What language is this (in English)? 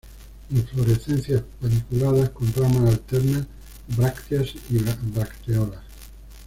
Spanish